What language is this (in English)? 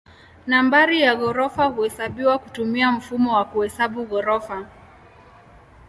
Swahili